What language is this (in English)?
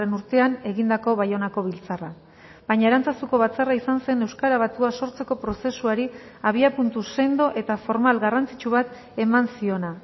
Basque